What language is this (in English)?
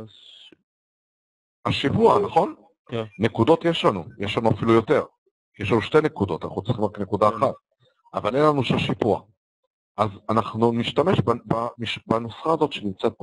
Hebrew